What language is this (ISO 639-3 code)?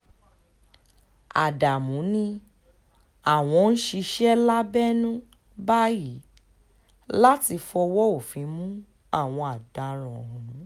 yor